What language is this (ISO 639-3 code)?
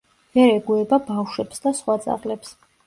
kat